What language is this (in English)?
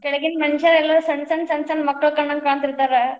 Kannada